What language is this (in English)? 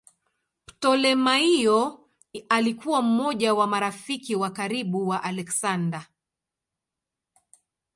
Swahili